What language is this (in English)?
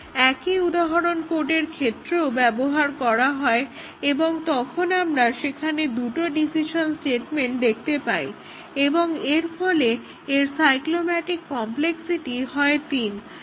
Bangla